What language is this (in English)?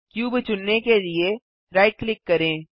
Hindi